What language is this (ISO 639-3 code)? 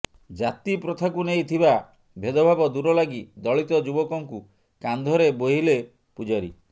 ori